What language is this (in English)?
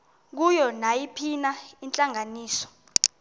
Xhosa